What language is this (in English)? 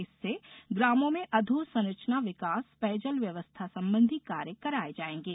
Hindi